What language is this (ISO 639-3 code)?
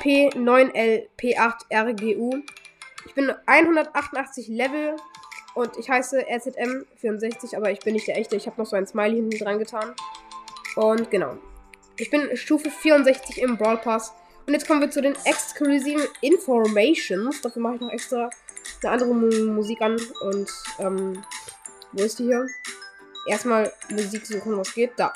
deu